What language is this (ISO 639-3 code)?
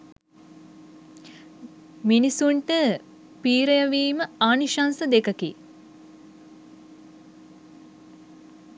sin